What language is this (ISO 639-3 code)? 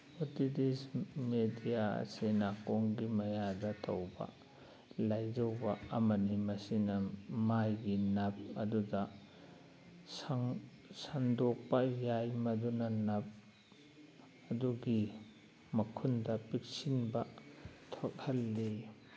mni